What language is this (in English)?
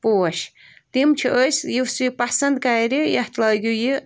Kashmiri